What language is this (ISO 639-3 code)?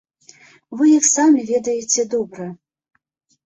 bel